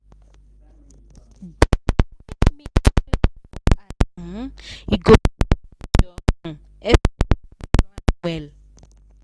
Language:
Nigerian Pidgin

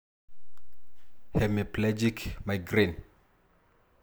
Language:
Masai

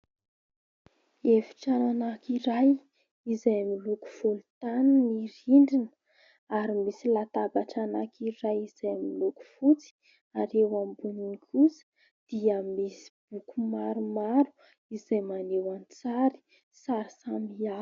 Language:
Malagasy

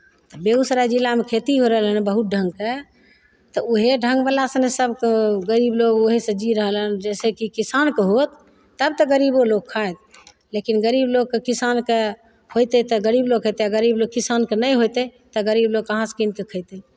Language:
Maithili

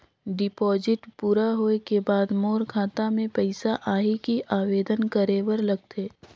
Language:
Chhattisgarhi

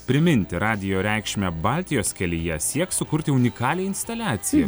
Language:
Lithuanian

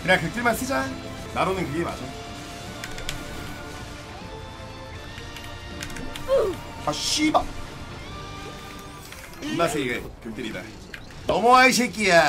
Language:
Korean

